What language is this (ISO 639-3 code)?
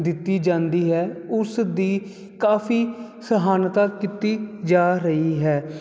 pan